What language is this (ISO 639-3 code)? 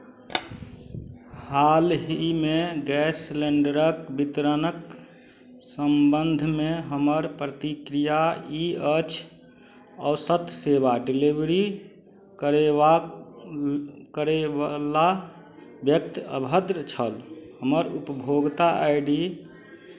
mai